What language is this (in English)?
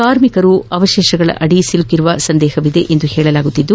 Kannada